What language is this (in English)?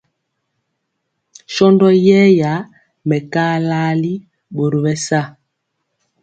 Mpiemo